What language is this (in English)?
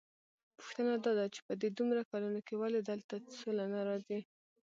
Pashto